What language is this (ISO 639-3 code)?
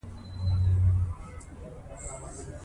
pus